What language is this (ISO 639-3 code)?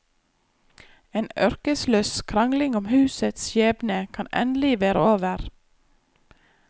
nor